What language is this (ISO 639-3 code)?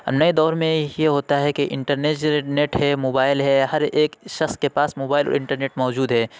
urd